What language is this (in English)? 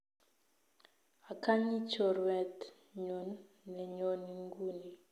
Kalenjin